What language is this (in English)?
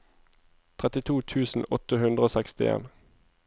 Norwegian